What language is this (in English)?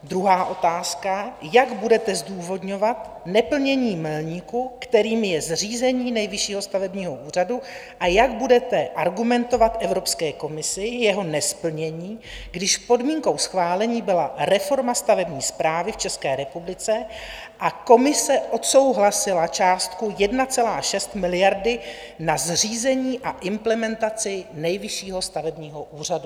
Czech